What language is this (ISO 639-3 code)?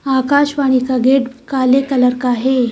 hin